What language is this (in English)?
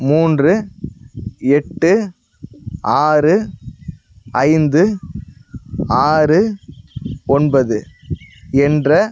Tamil